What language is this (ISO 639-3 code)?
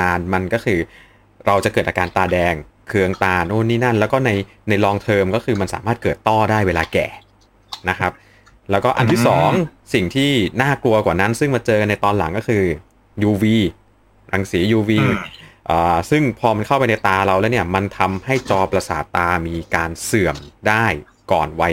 tha